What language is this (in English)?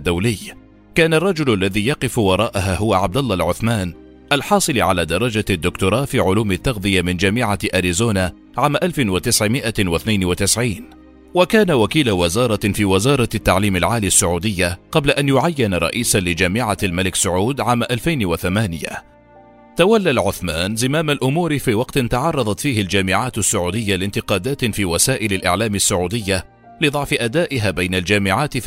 Arabic